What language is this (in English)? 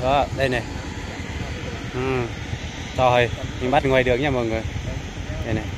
Vietnamese